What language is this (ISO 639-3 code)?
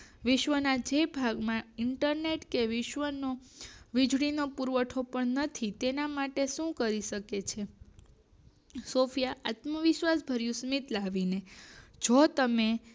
guj